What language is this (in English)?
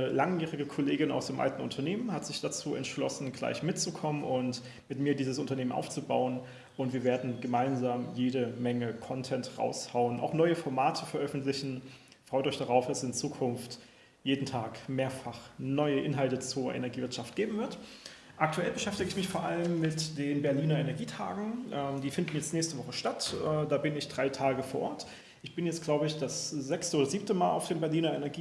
German